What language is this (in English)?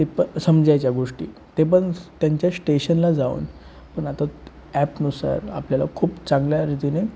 Marathi